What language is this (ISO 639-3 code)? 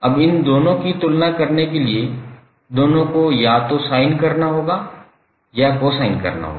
hin